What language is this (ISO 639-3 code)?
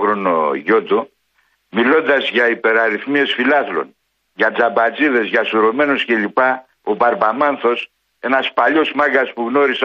ell